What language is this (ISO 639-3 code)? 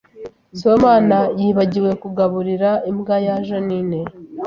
kin